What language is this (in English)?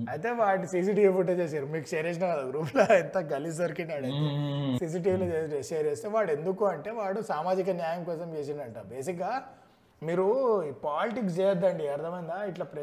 Telugu